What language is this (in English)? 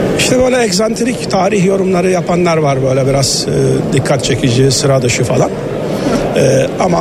Turkish